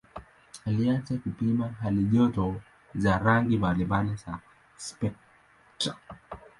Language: Swahili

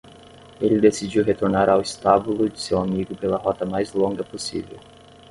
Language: Portuguese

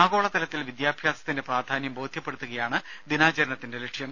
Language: Malayalam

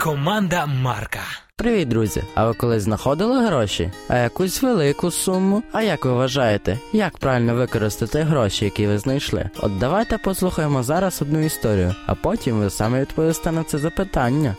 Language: Ukrainian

